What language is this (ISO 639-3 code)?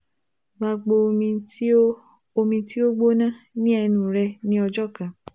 yor